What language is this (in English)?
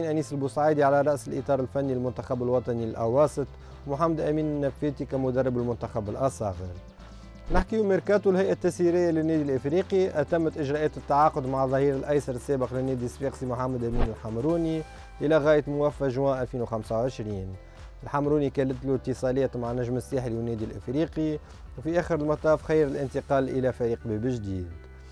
Arabic